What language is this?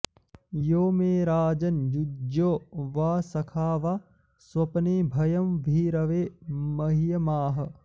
Sanskrit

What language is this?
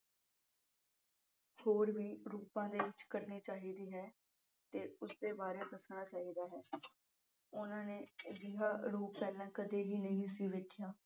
Punjabi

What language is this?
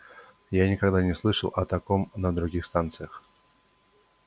Russian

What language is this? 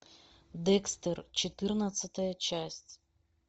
Russian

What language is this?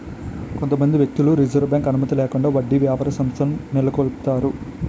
Telugu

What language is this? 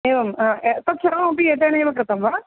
Sanskrit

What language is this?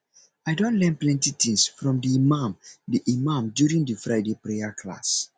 Nigerian Pidgin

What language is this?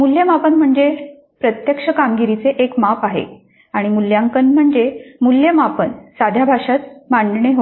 Marathi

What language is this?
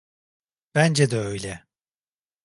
Turkish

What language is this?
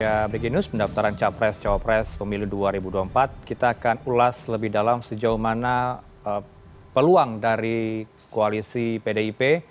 Indonesian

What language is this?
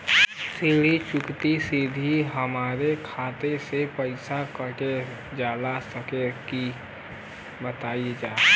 Bhojpuri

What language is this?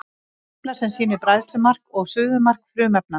Icelandic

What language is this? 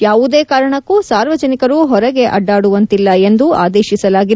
Kannada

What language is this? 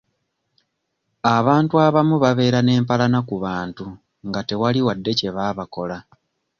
Ganda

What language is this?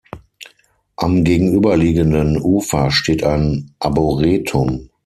German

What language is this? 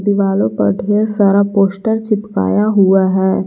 Hindi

